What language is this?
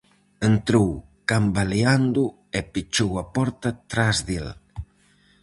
Galician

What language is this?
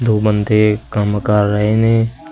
Punjabi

